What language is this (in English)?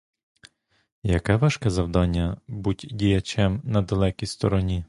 Ukrainian